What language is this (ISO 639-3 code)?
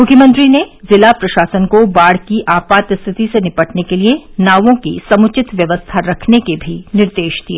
hin